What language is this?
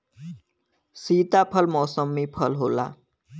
Bhojpuri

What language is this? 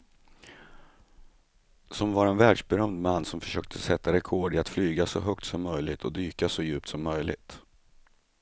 Swedish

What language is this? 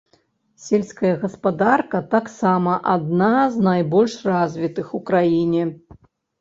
Belarusian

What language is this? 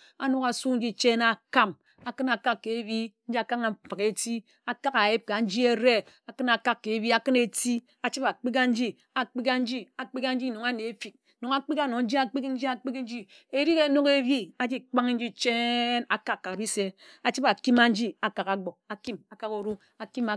Ejagham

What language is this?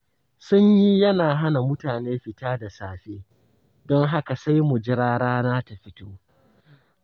Hausa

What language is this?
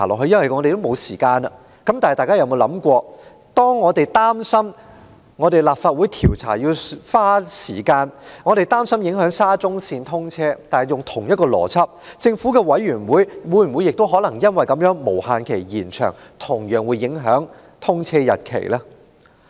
Cantonese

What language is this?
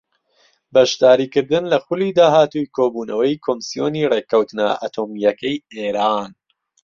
Central Kurdish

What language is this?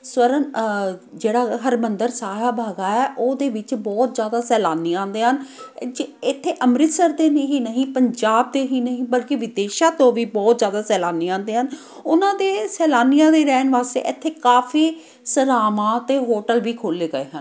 Punjabi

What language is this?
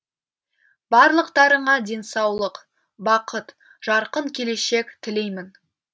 Kazakh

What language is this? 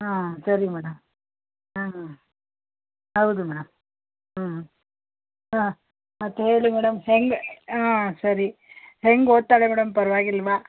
Kannada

